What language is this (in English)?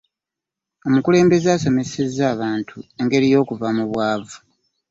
Ganda